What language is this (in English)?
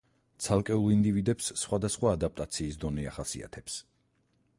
Georgian